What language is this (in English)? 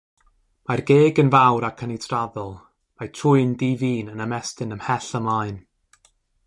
Welsh